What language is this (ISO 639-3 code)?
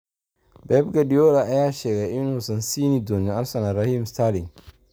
som